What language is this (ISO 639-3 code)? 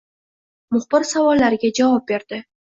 uzb